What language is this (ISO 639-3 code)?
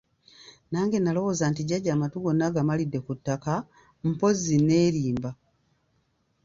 lug